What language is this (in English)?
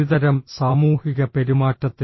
Malayalam